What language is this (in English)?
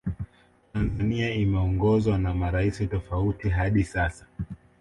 Swahili